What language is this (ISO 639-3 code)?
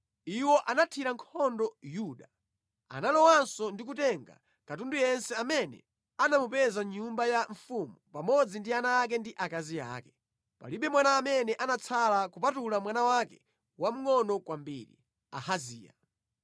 nya